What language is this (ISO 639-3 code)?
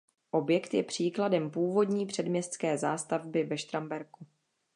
ces